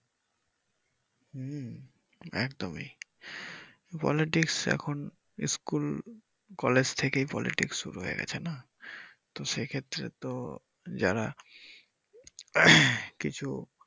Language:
Bangla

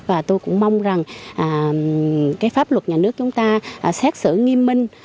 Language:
Vietnamese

